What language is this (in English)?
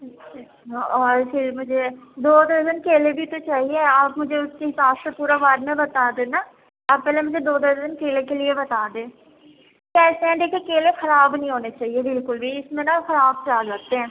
Urdu